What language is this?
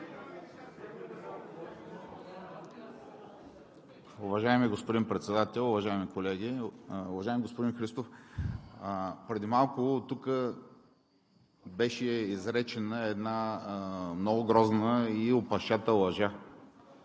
Bulgarian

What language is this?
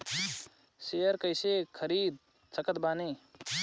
Bhojpuri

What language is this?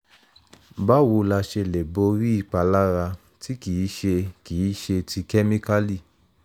Yoruba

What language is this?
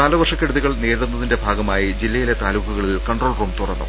Malayalam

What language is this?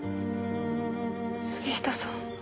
Japanese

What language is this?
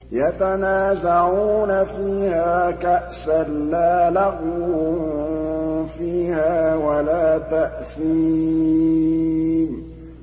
Arabic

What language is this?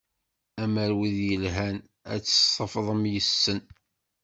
Kabyle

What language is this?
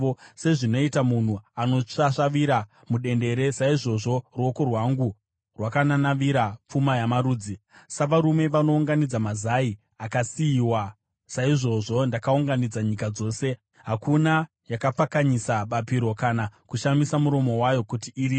Shona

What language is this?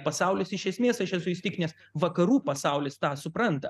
Lithuanian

